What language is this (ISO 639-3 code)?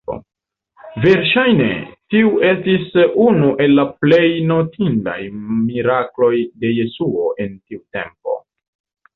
epo